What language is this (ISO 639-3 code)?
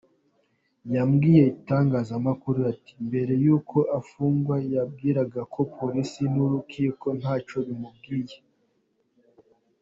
kin